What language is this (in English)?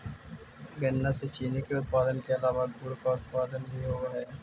Magahi